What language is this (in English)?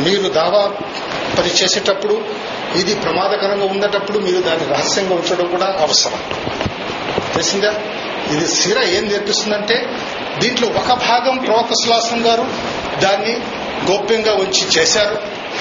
Telugu